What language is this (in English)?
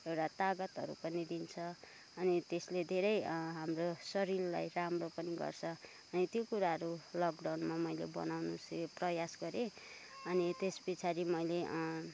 Nepali